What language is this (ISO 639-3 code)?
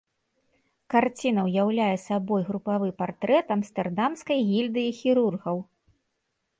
bel